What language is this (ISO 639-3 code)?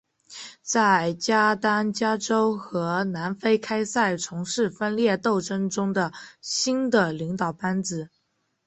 zho